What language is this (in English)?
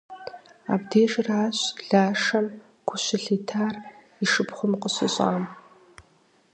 Kabardian